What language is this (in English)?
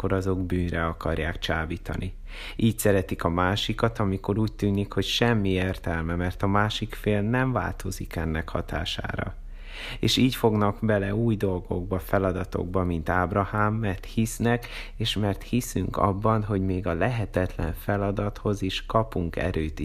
Hungarian